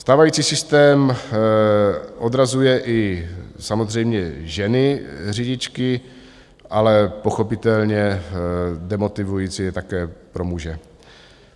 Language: Czech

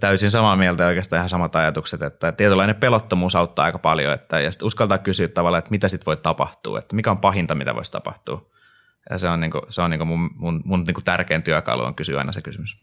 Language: Finnish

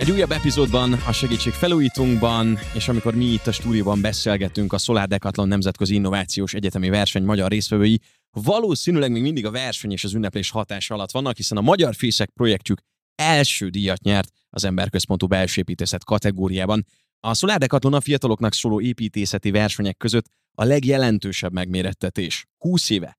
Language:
Hungarian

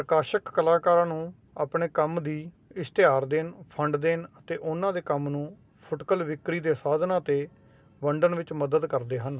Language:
Punjabi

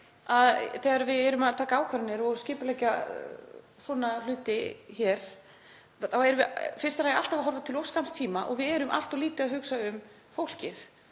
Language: Icelandic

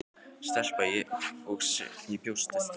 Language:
Icelandic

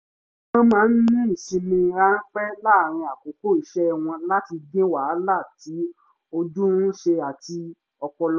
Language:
Yoruba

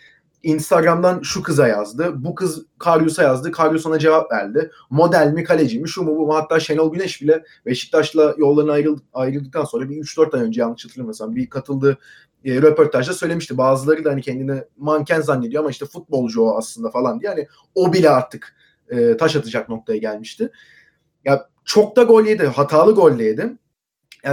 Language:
Turkish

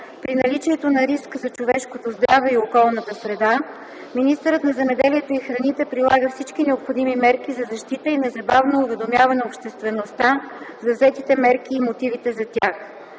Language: Bulgarian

